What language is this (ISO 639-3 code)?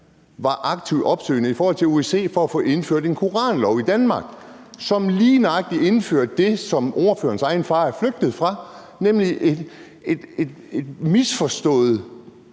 dan